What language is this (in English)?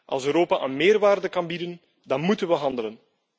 Dutch